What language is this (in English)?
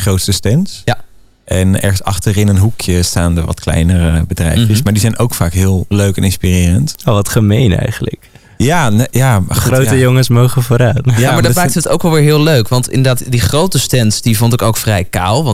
Dutch